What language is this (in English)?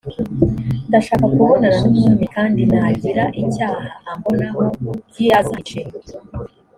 Kinyarwanda